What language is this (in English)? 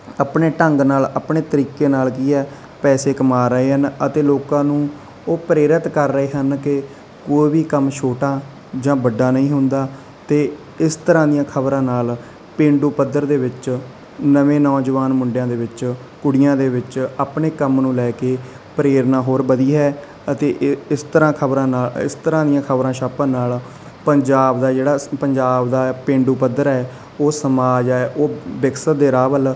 Punjabi